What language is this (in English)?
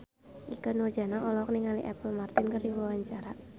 Sundanese